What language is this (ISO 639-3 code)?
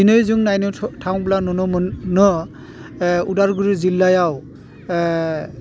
brx